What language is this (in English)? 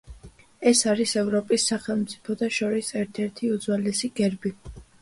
Georgian